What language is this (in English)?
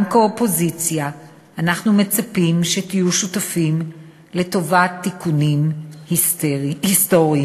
Hebrew